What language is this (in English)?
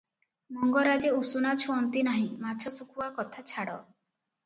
Odia